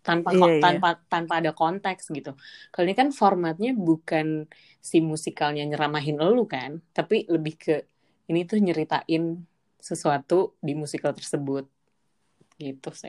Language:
Indonesian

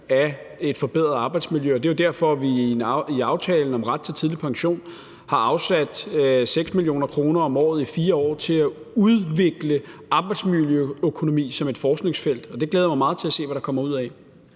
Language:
Danish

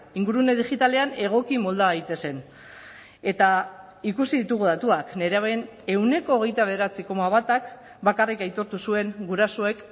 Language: Basque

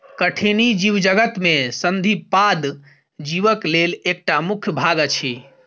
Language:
Maithili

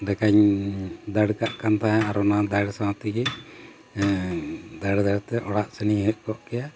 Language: Santali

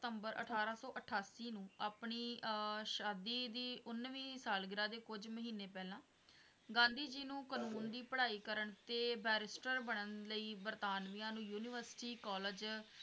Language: Punjabi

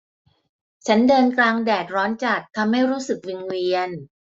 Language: Thai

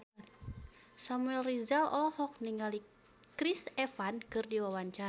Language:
Sundanese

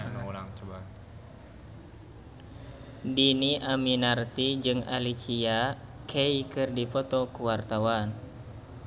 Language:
Sundanese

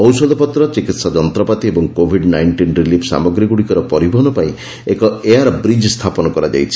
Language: Odia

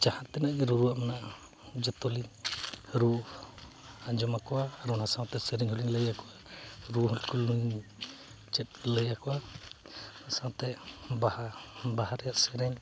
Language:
Santali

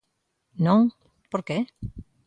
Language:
Galician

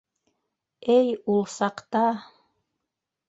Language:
Bashkir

